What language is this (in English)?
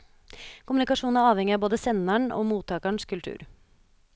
Norwegian